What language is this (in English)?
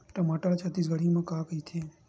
Chhattisgarhi